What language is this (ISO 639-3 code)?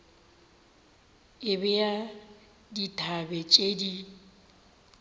nso